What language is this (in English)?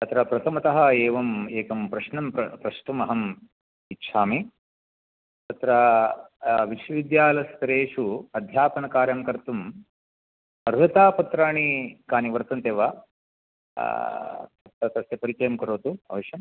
Sanskrit